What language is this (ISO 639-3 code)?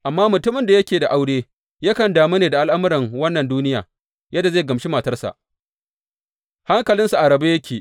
hau